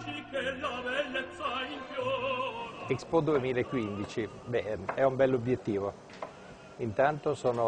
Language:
Italian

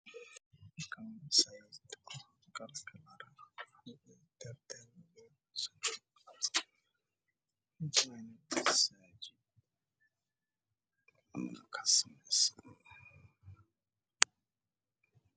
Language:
Somali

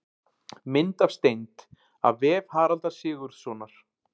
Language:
Icelandic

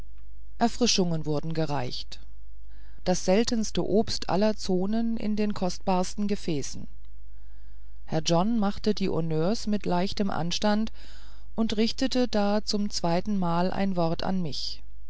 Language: German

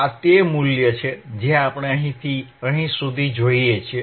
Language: Gujarati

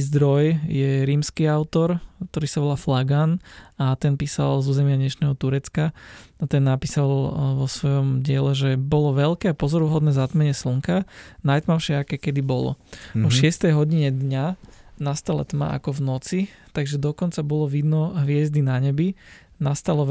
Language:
Slovak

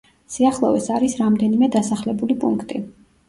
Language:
Georgian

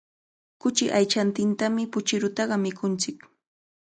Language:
Cajatambo North Lima Quechua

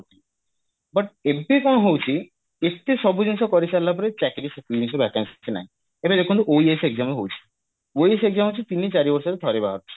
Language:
Odia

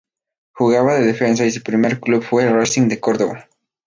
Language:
Spanish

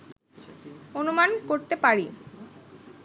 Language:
Bangla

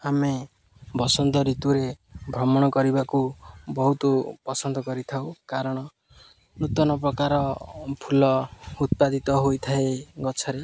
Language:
Odia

